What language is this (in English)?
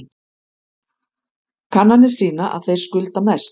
Icelandic